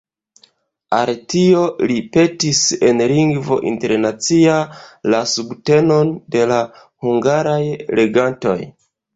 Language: Esperanto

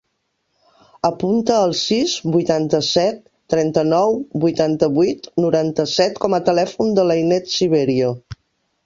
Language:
Catalan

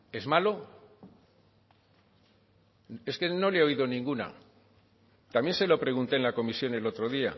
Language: Spanish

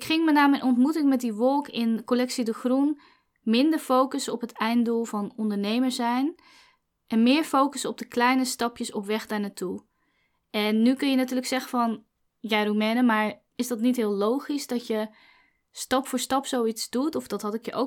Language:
Dutch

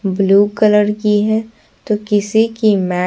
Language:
Hindi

